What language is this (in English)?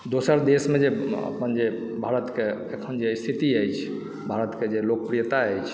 Maithili